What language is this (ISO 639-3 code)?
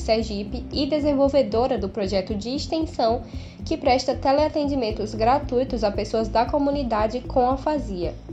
por